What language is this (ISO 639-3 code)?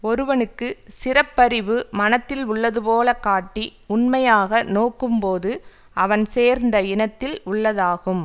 tam